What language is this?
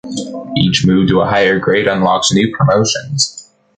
English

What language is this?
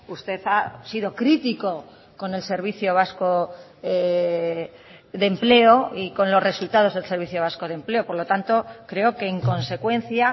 Spanish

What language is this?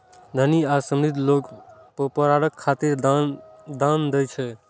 Maithili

